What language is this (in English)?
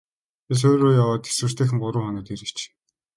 Mongolian